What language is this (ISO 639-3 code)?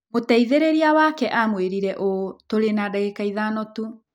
kik